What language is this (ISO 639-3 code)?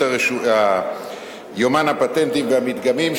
heb